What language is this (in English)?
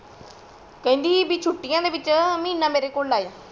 Punjabi